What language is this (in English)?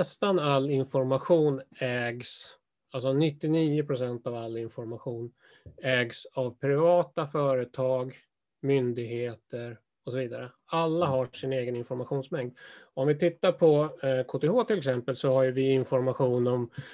Swedish